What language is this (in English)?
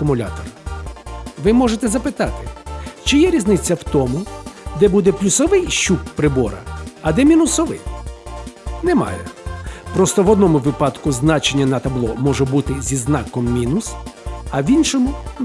Ukrainian